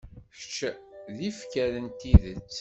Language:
Kabyle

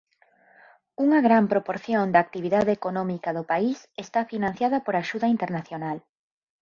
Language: Galician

